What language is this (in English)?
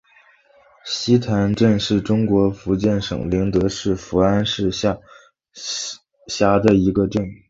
Chinese